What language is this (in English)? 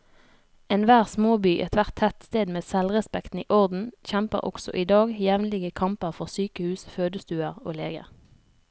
Norwegian